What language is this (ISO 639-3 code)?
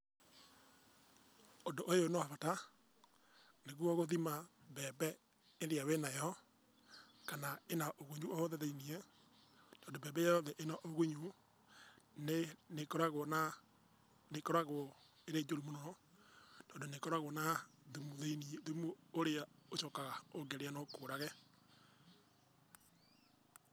kik